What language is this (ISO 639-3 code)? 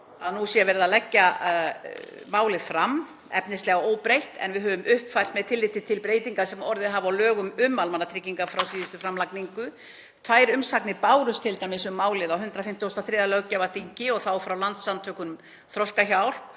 isl